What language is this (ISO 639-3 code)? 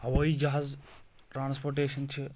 kas